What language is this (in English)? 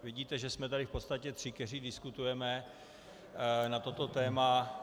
Czech